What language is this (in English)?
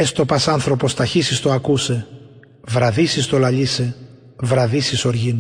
Greek